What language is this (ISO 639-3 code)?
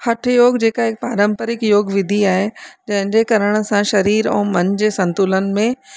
snd